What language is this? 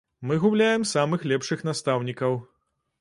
Belarusian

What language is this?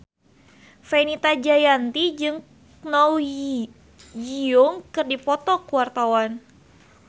Sundanese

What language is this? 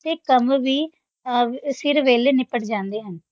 Punjabi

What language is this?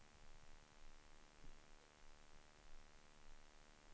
Swedish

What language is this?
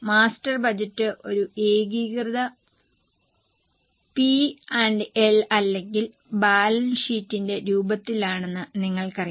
Malayalam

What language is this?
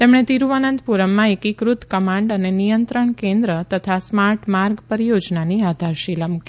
Gujarati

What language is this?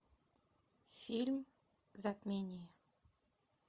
Russian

